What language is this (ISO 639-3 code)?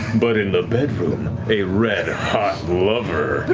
eng